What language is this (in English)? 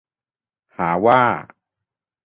Thai